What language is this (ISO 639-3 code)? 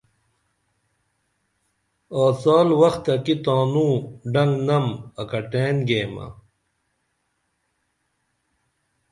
dml